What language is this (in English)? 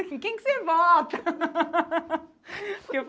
Portuguese